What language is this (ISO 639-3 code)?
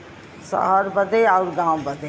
bho